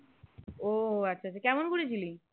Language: Bangla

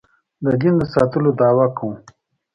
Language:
Pashto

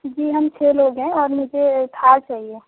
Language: Urdu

